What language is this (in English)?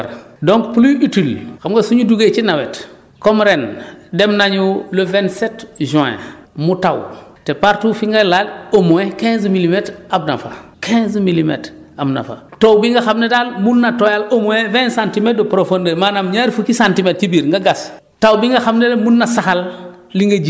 Wolof